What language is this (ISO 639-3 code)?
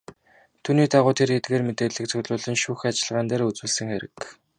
mon